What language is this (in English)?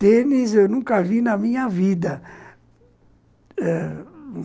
Portuguese